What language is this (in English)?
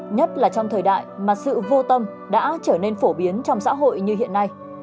Vietnamese